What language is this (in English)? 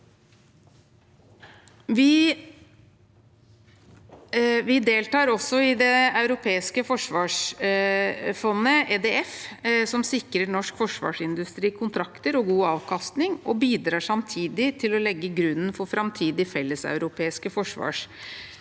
Norwegian